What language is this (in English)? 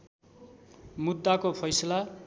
Nepali